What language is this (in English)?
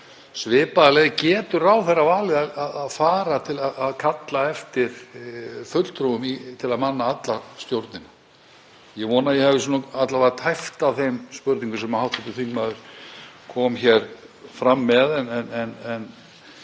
Icelandic